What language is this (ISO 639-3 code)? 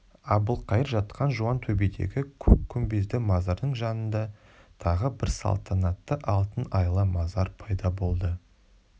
kaz